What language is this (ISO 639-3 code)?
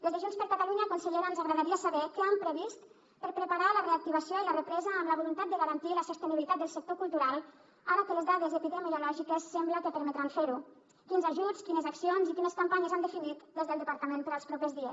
cat